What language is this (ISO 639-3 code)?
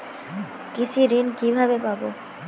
ben